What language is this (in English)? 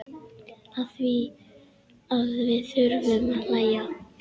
Icelandic